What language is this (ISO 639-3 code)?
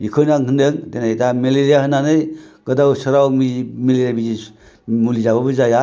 brx